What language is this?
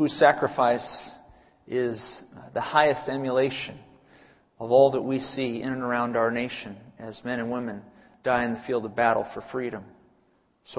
English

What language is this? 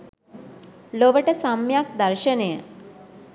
Sinhala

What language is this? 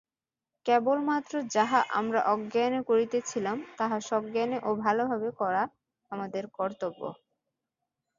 Bangla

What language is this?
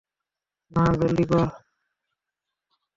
Bangla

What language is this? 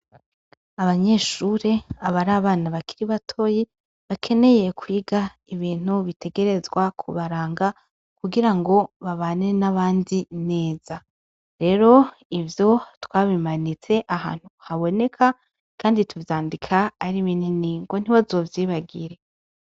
Rundi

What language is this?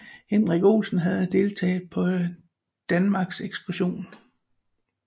Danish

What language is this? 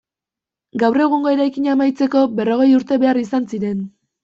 Basque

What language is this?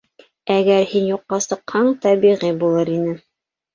Bashkir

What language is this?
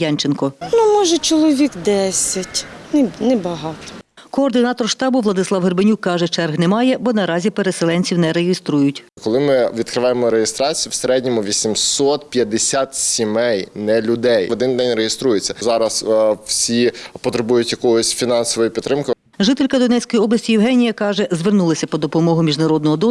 Ukrainian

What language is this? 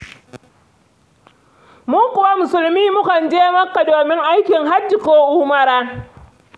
Hausa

